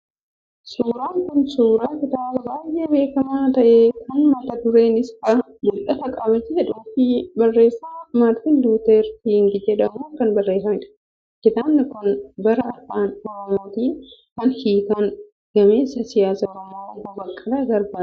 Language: Oromo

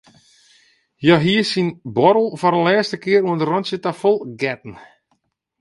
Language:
Western Frisian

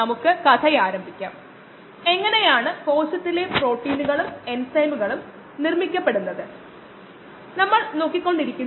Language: Malayalam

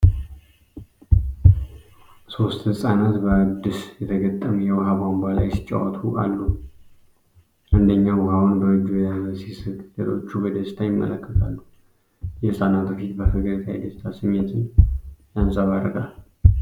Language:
Amharic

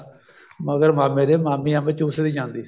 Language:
Punjabi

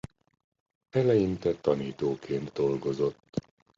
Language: Hungarian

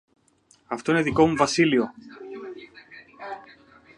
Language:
Greek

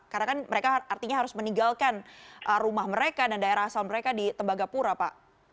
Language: Indonesian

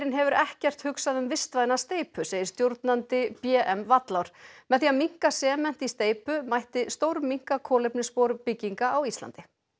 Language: Icelandic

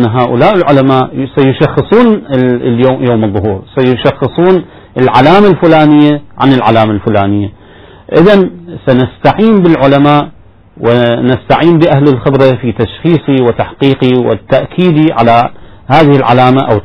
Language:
Arabic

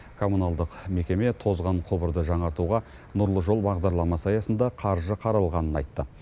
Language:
Kazakh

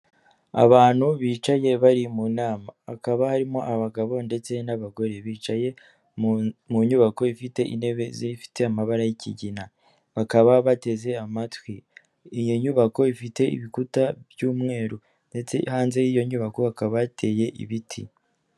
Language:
Kinyarwanda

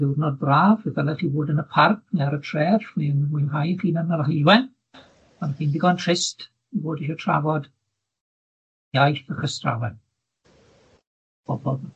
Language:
Welsh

